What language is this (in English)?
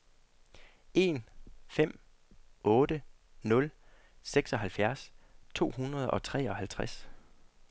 Danish